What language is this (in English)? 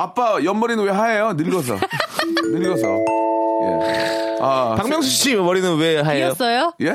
Korean